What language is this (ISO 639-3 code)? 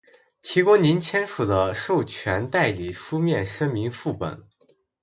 zho